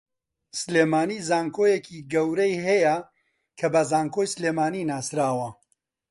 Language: Central Kurdish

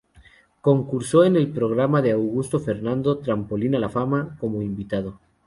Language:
Spanish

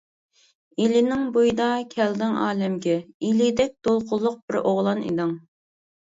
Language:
Uyghur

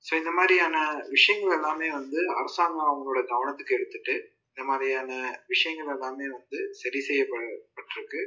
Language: Tamil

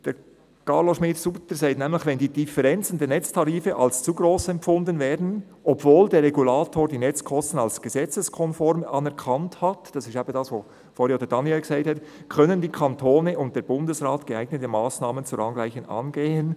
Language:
Swiss German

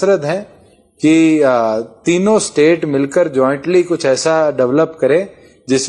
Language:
Hindi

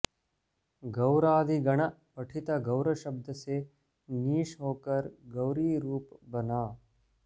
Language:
Sanskrit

